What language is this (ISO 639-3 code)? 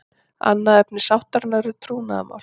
isl